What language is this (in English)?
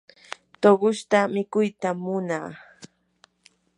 Yanahuanca Pasco Quechua